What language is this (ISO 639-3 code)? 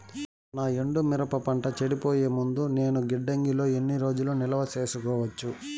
tel